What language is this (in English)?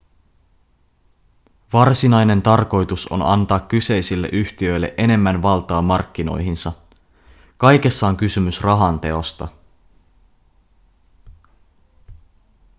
Finnish